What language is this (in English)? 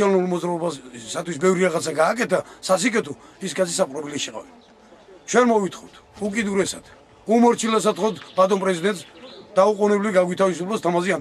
Turkish